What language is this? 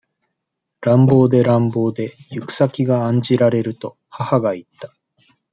Japanese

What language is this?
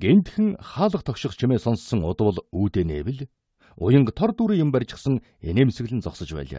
Korean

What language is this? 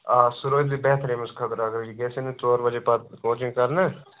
Kashmiri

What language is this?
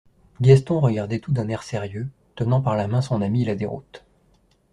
French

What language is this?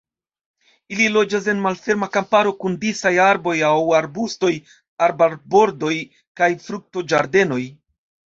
Esperanto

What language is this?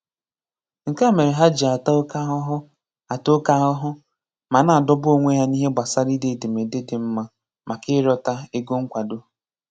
Igbo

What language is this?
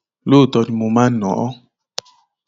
Yoruba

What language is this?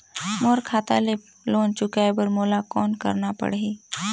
Chhattisgarhi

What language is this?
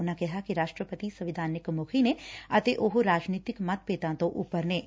Punjabi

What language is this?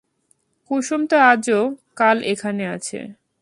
Bangla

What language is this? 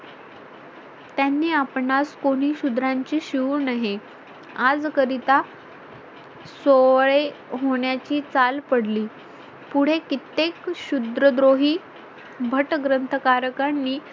Marathi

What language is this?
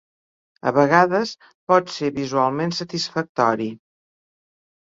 Catalan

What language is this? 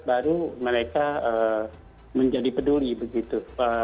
Indonesian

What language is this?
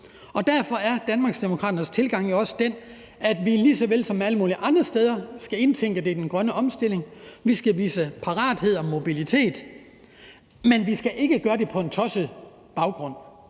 Danish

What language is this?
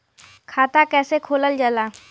Bhojpuri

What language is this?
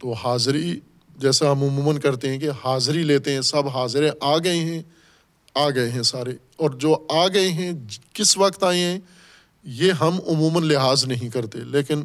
Urdu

